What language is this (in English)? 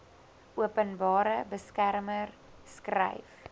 Afrikaans